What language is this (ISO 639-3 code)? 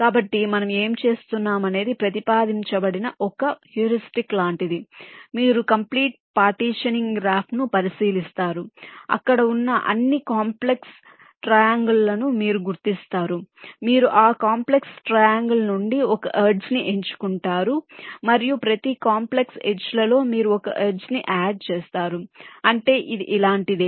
tel